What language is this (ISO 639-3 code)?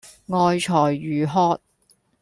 yue